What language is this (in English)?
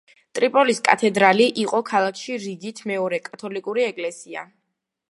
Georgian